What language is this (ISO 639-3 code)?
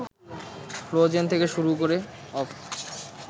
ben